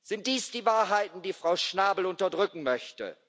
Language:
German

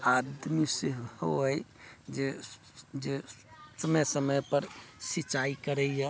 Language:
Maithili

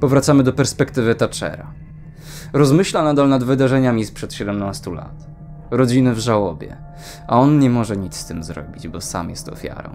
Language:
Polish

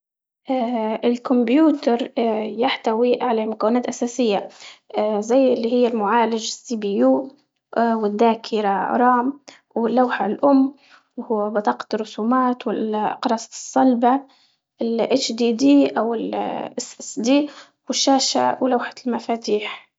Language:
Libyan Arabic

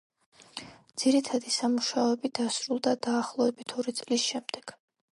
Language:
Georgian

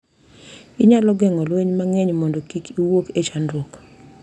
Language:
Luo (Kenya and Tanzania)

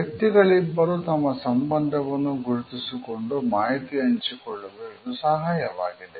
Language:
Kannada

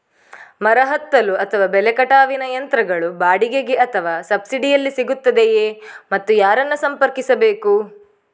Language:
Kannada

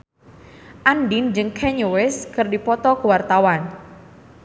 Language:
Sundanese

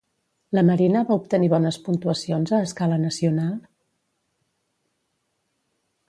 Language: Catalan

